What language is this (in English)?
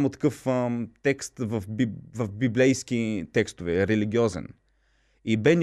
Bulgarian